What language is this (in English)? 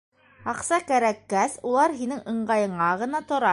Bashkir